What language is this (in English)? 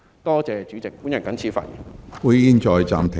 Cantonese